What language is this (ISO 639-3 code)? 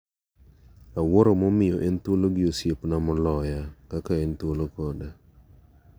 luo